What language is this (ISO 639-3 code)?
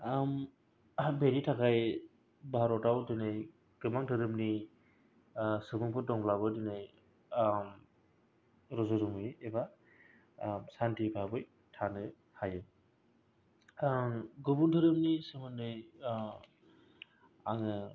brx